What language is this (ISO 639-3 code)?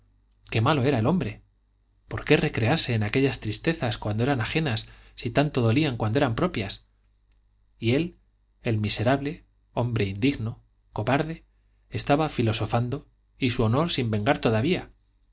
spa